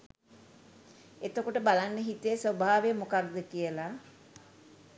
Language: Sinhala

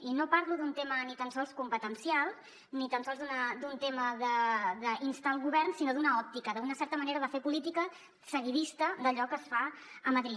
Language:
Catalan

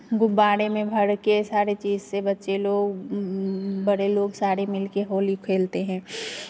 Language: Hindi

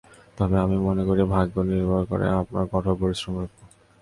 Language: Bangla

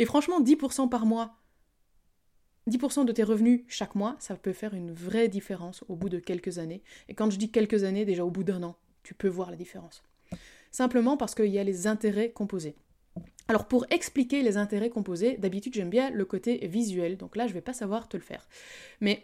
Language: French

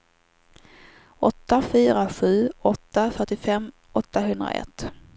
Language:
Swedish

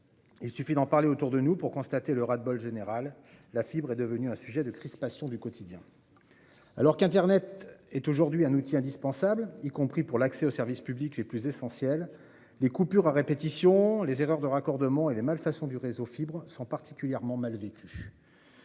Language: French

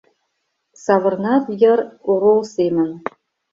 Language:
Mari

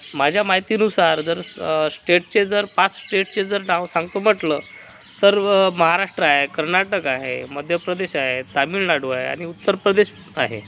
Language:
Marathi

